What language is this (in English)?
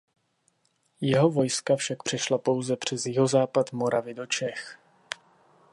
Czech